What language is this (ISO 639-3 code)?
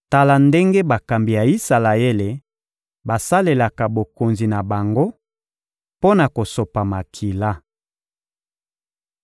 lin